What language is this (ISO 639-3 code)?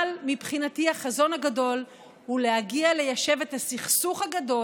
heb